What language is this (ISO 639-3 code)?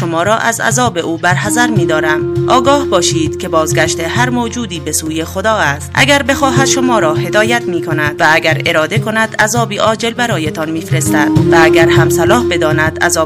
fas